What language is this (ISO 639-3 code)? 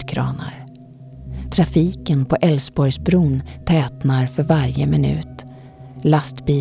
swe